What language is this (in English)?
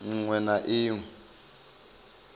Venda